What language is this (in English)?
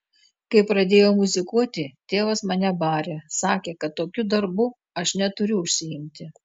Lithuanian